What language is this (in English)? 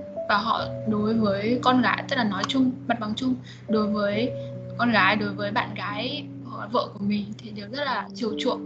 Vietnamese